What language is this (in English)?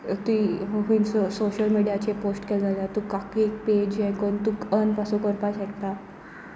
Konkani